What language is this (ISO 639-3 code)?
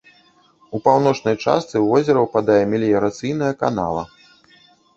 bel